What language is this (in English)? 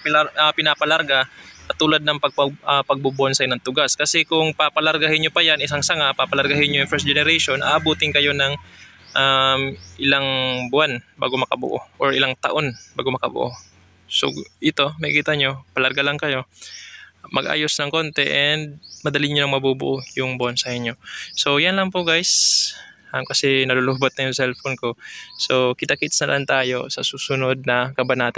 Filipino